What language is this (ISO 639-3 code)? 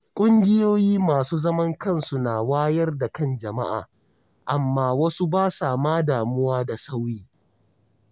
hau